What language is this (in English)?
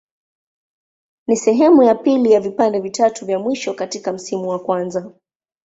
Swahili